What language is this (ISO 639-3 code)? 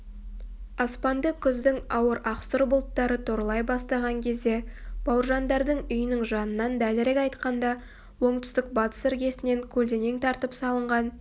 kaz